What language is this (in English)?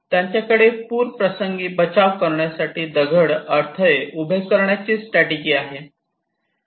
Marathi